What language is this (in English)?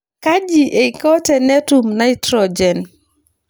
Masai